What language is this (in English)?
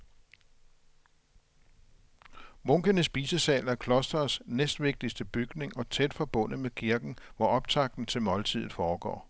Danish